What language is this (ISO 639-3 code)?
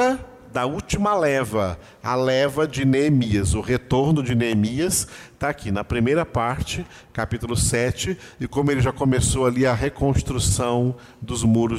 por